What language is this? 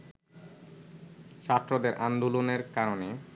Bangla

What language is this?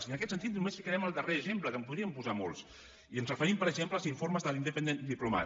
Catalan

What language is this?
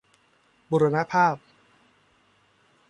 Thai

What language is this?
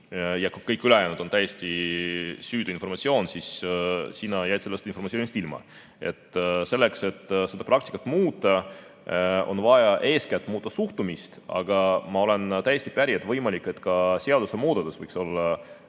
Estonian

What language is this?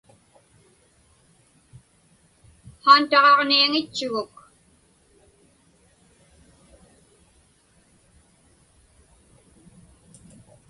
Inupiaq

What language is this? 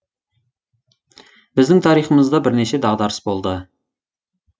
Kazakh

